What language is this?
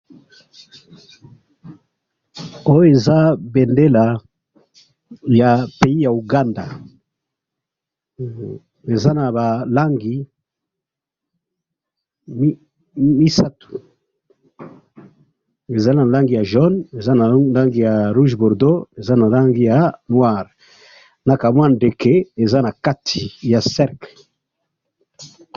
Lingala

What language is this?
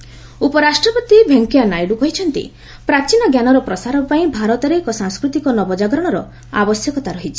Odia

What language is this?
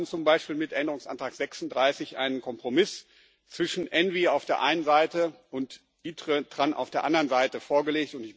German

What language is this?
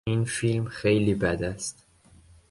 Persian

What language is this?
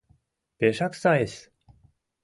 Mari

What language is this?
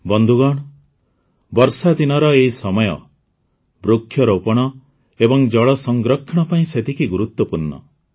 Odia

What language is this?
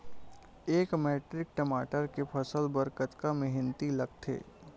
Chhattisgarhi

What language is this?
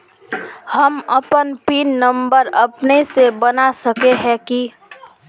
Magahi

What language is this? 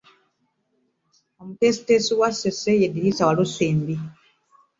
Ganda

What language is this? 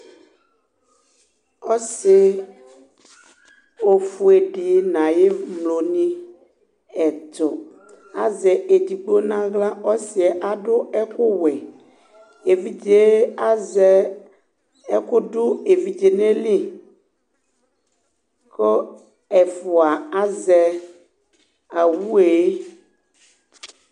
Ikposo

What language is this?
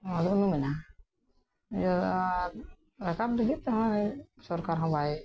Santali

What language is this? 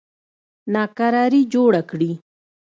Pashto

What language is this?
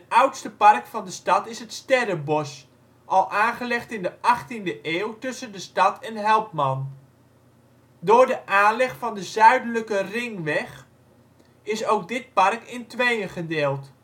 Dutch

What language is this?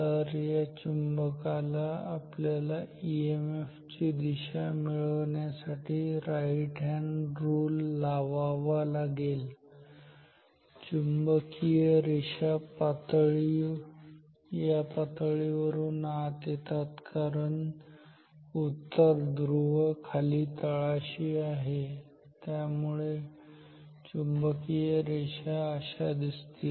Marathi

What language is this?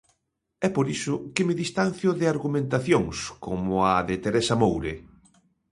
Galician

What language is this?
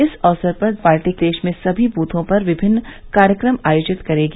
Hindi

